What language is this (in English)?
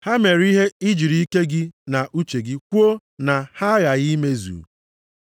Igbo